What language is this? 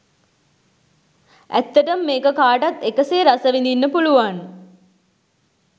Sinhala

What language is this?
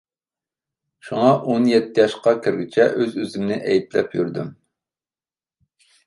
Uyghur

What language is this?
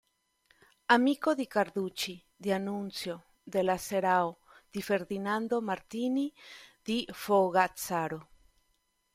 Italian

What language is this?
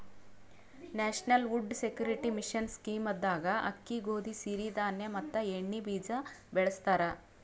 Kannada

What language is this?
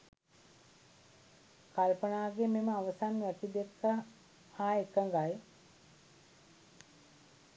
Sinhala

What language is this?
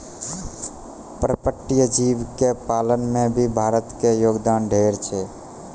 Maithili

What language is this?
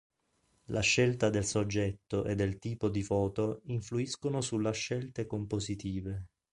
Italian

